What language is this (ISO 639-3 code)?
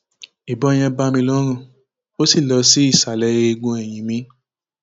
yor